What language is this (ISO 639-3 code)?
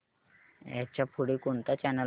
mar